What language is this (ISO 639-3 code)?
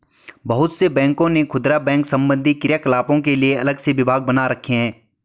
hin